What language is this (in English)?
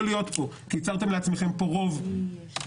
Hebrew